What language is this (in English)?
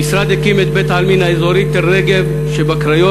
Hebrew